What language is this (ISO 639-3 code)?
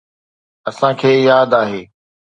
snd